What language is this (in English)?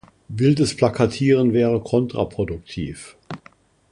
German